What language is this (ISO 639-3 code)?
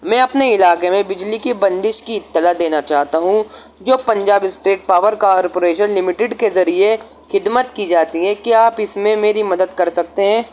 urd